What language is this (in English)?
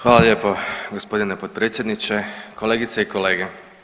Croatian